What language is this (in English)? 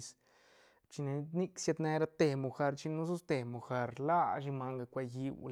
Santa Catarina Albarradas Zapotec